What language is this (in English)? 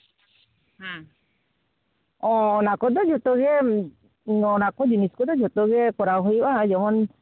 Santali